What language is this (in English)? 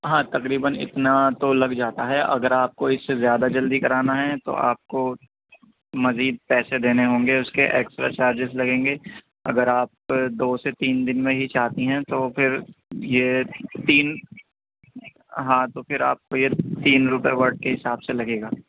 Urdu